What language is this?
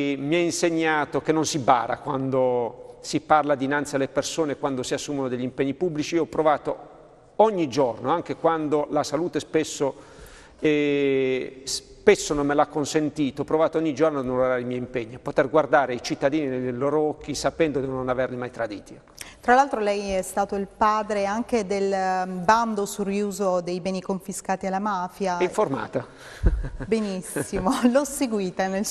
Italian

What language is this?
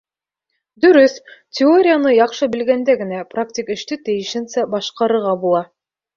Bashkir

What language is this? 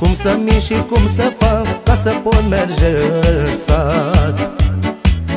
Romanian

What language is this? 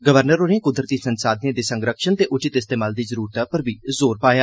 Dogri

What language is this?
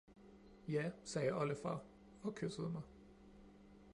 Danish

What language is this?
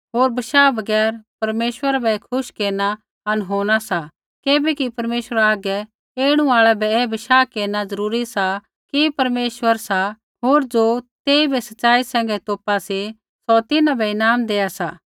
Kullu Pahari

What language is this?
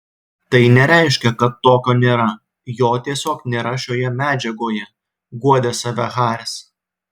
Lithuanian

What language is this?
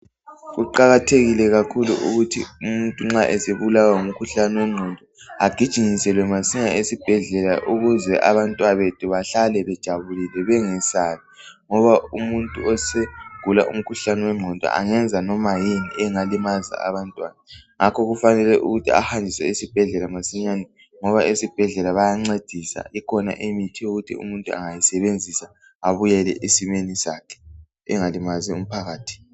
North Ndebele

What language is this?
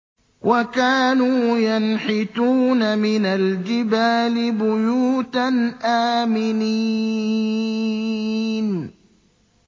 Arabic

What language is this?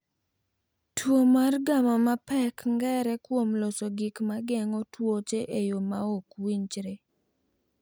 Luo (Kenya and Tanzania)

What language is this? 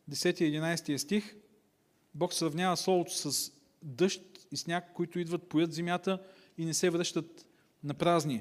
Bulgarian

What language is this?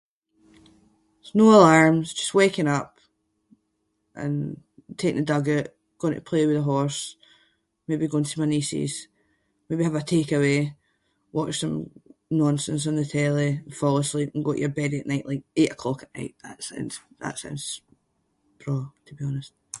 Scots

